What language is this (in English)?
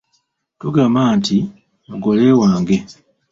Ganda